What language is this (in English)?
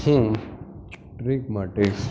Gujarati